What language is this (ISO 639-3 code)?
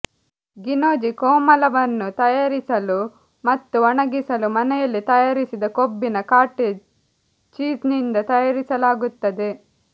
kan